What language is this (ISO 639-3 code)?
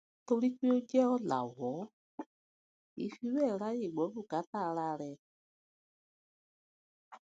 yor